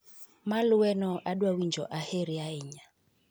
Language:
Luo (Kenya and Tanzania)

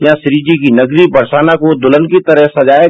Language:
Hindi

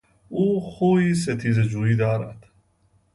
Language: Persian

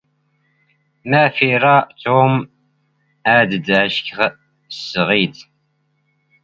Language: Standard Moroccan Tamazight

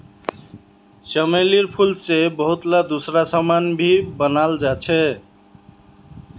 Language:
Magahi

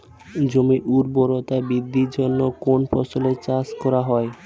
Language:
Bangla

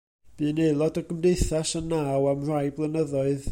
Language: Welsh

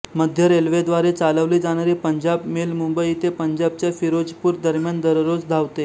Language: Marathi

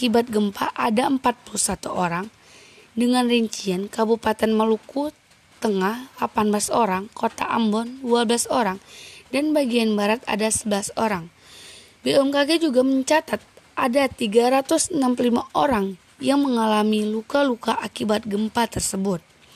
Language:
Indonesian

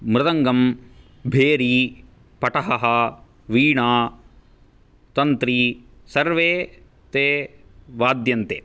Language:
Sanskrit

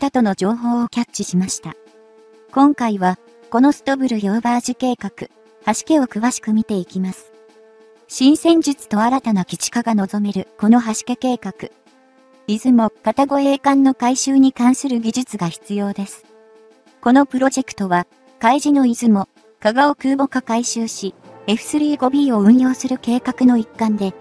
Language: Japanese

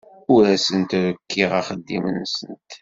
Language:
Kabyle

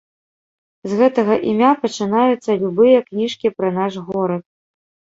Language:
Belarusian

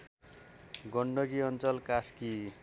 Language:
Nepali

